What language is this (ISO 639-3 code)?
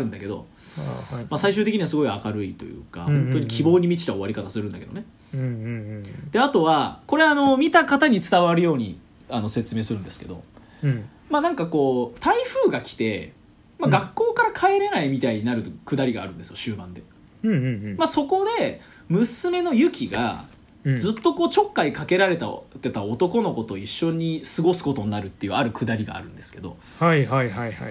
jpn